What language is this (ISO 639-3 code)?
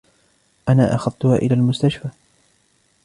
ara